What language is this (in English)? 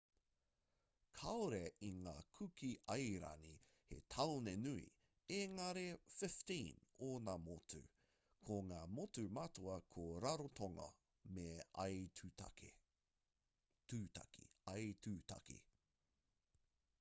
Māori